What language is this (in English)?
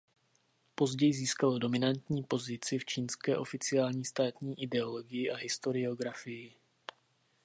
Czech